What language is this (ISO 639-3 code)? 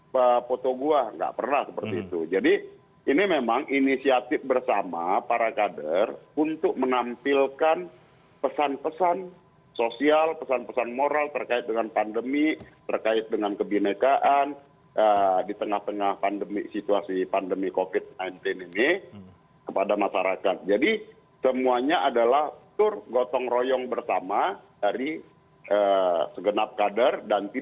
ind